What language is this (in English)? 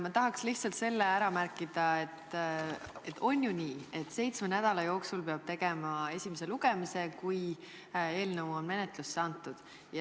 Estonian